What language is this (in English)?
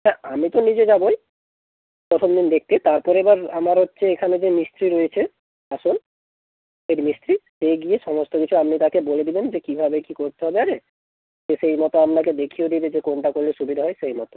Bangla